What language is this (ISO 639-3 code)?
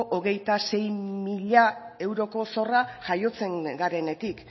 eus